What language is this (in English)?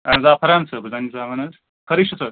Kashmiri